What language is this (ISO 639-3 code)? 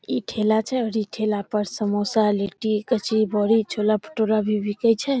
mai